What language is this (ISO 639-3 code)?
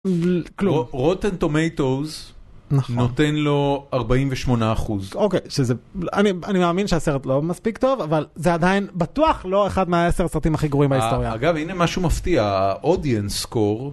heb